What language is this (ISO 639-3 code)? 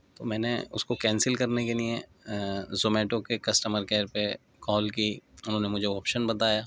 urd